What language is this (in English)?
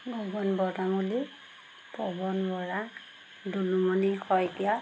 Assamese